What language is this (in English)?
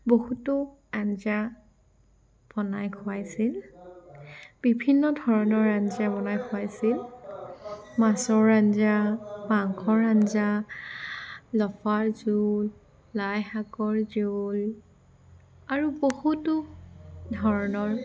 Assamese